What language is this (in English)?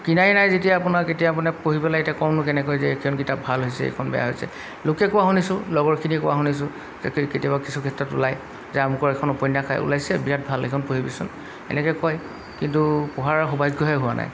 Assamese